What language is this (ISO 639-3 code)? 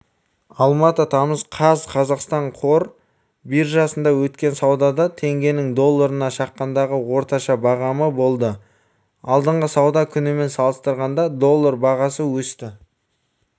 kaz